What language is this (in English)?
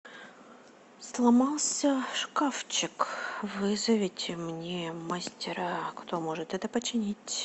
Russian